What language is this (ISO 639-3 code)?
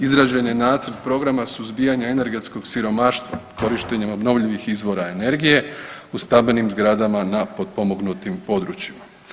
hrv